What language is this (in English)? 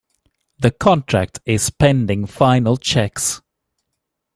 English